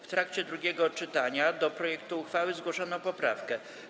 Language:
Polish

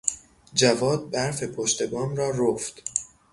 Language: Persian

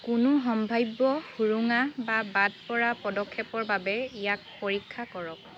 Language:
Assamese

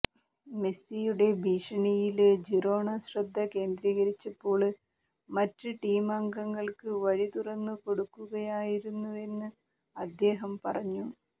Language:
Malayalam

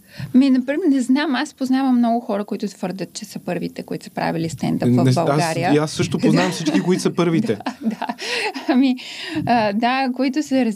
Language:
Bulgarian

